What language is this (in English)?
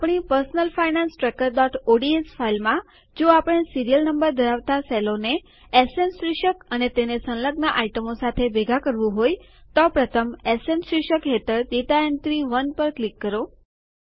Gujarati